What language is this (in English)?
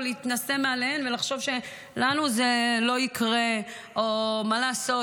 Hebrew